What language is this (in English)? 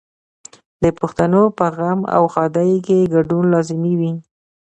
Pashto